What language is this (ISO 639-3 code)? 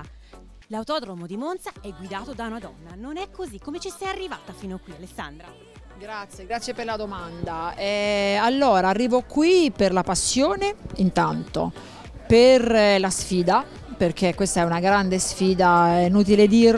ita